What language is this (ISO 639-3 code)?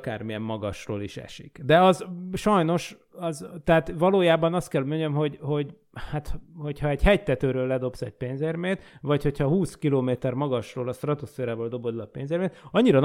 hun